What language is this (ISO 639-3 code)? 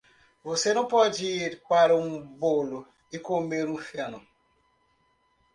por